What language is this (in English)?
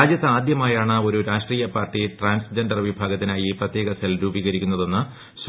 Malayalam